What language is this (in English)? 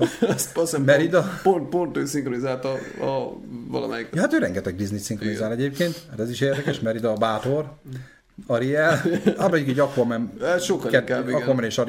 Hungarian